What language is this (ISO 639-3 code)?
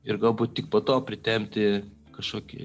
lit